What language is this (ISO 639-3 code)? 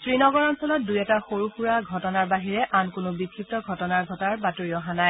asm